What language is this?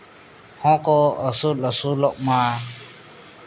Santali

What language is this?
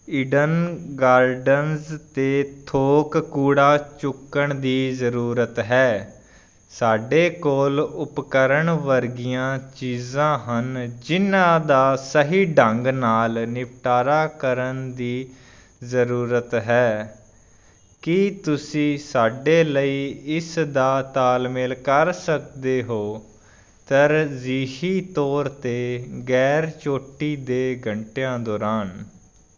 Punjabi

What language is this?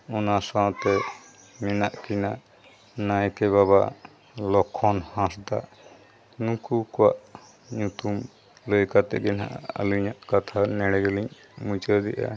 Santali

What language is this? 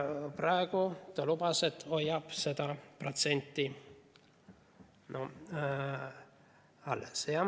Estonian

